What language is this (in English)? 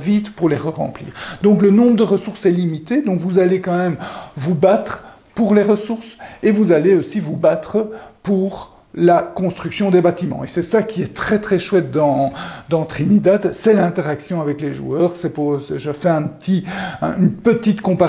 French